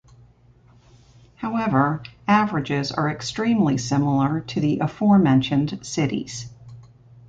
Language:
English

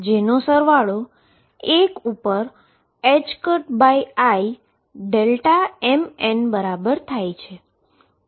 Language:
Gujarati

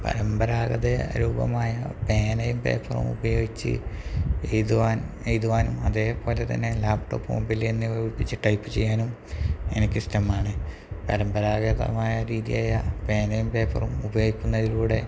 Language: Malayalam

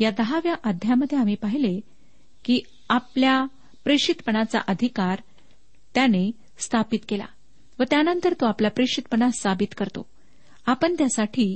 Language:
Marathi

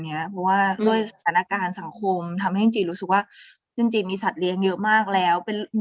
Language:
Thai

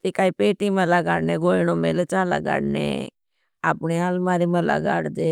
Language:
Bhili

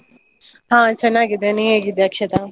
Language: Kannada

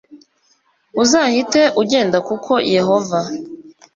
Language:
Kinyarwanda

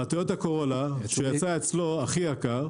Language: Hebrew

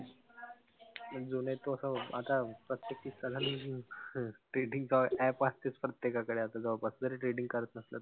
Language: Marathi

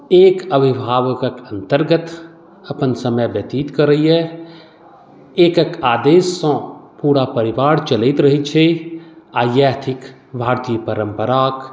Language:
Maithili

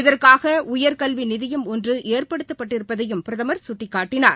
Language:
Tamil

